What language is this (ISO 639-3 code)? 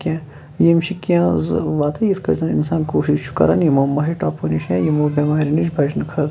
kas